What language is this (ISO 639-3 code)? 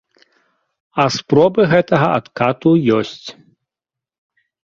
bel